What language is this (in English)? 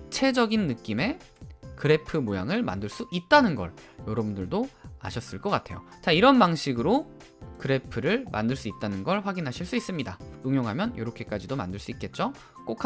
Korean